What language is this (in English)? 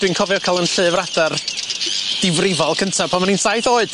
Welsh